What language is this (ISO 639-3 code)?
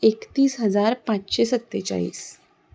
kok